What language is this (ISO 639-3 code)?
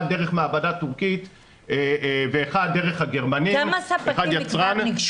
heb